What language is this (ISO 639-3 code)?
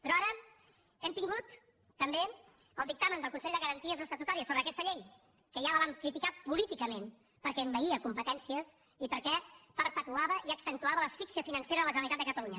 cat